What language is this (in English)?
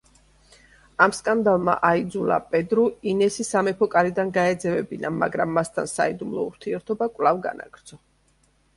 Georgian